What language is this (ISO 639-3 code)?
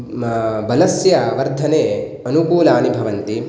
san